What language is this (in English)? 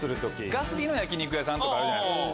Japanese